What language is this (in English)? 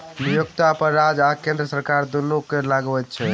Maithili